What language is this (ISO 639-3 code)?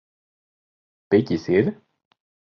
lav